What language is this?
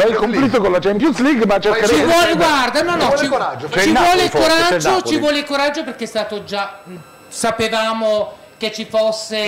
Italian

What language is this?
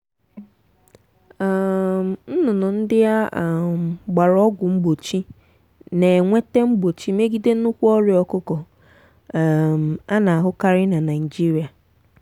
Igbo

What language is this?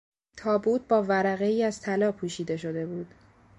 Persian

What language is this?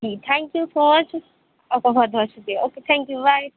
Urdu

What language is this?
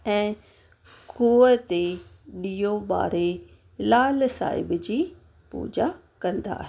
Sindhi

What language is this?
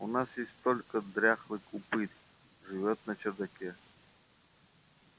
Russian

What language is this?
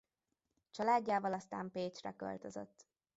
Hungarian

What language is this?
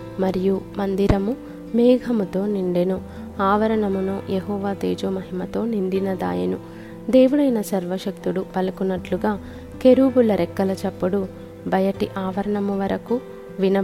Telugu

